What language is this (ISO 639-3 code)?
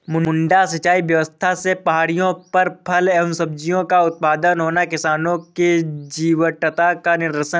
hin